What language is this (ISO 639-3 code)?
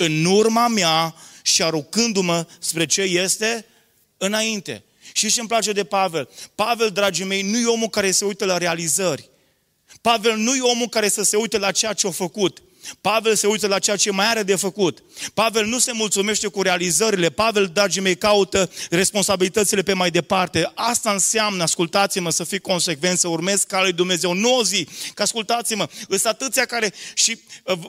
ron